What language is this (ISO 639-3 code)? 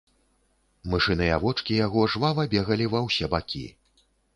bel